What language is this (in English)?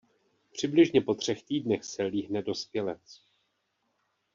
Czech